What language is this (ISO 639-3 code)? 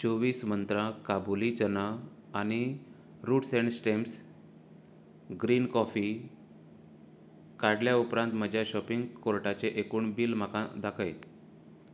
kok